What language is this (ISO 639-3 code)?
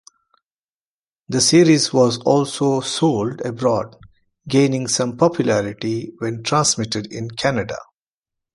eng